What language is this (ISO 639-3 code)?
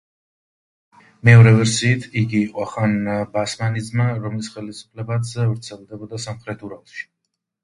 kat